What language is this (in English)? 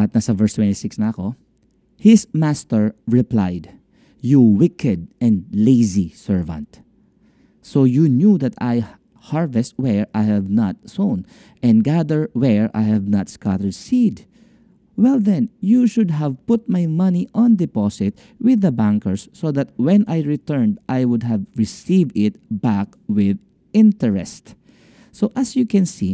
Filipino